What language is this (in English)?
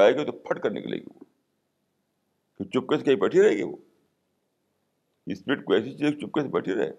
Urdu